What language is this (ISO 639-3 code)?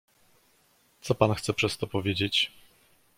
pol